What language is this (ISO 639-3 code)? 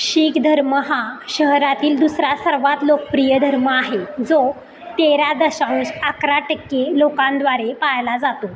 mar